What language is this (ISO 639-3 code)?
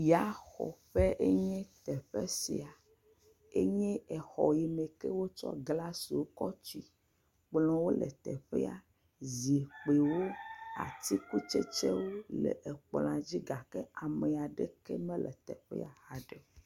ewe